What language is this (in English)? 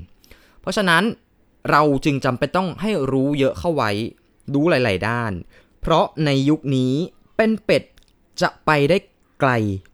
Thai